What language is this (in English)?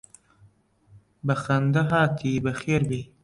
Central Kurdish